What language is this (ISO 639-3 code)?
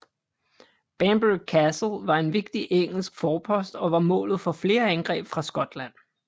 dan